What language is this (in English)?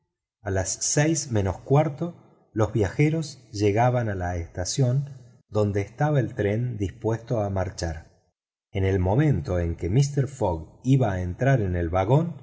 Spanish